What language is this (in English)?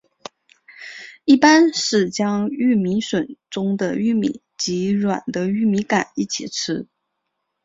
Chinese